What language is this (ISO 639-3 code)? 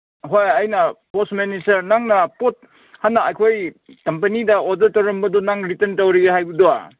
mni